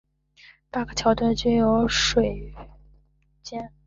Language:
Chinese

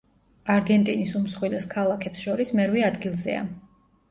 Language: Georgian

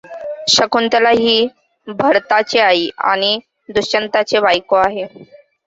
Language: Marathi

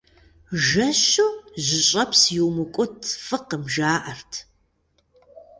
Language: Kabardian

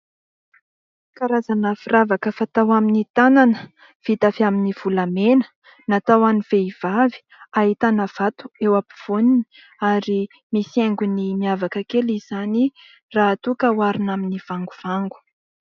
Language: Malagasy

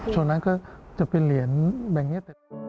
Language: Thai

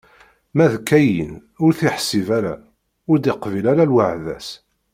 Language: Kabyle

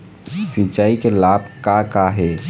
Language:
Chhattisgarhi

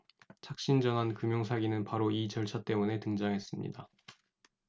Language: Korean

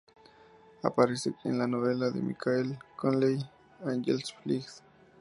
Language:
Spanish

